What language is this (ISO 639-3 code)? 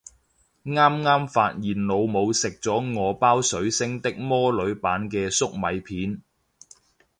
yue